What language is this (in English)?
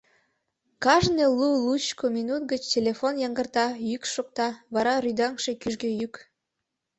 Mari